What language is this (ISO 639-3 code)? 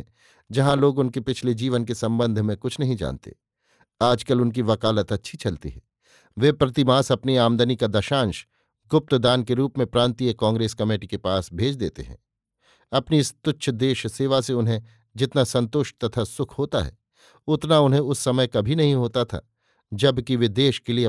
hin